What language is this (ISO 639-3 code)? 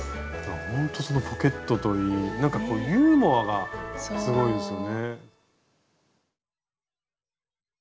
jpn